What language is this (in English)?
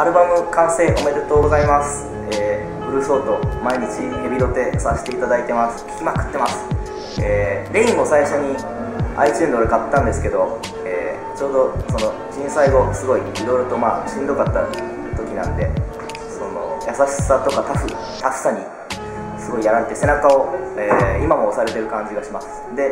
Japanese